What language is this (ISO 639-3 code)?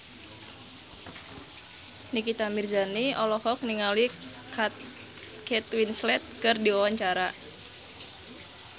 sun